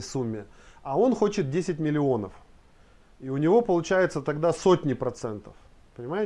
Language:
Russian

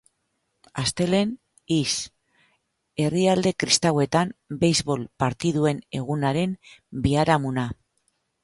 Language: Basque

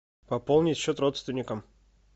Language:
Russian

